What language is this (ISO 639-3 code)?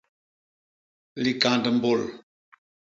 bas